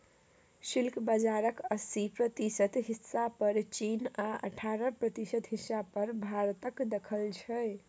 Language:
Maithili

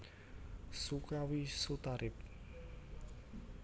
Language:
Javanese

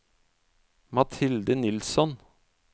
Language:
Norwegian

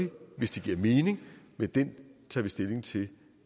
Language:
Danish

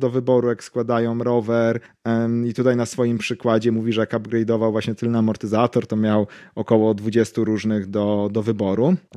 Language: Polish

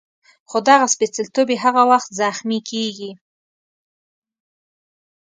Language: Pashto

